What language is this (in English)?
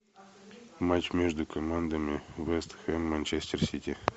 Russian